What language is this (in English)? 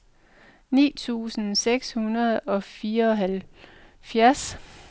Danish